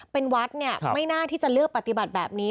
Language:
Thai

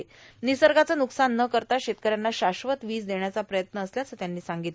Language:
Marathi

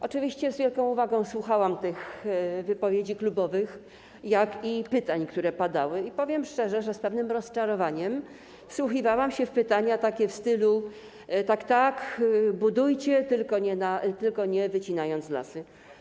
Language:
Polish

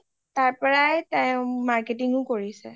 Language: Assamese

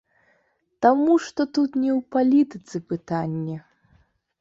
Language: Belarusian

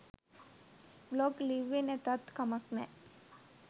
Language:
Sinhala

